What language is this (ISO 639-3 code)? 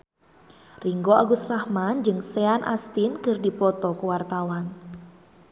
sun